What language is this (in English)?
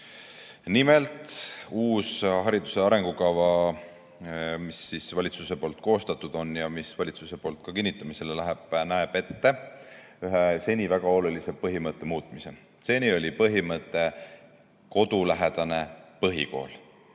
Estonian